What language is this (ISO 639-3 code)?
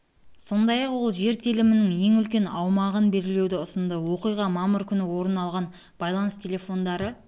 kaz